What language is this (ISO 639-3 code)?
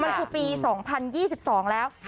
tha